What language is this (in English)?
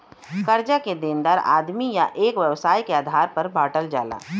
Bhojpuri